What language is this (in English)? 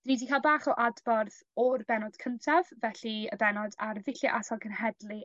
Welsh